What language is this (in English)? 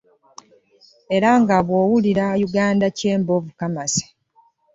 Ganda